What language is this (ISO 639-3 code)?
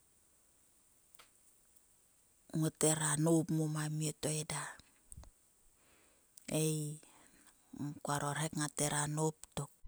sua